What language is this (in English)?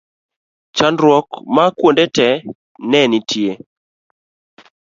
Luo (Kenya and Tanzania)